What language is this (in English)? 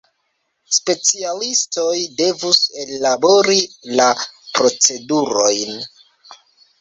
Esperanto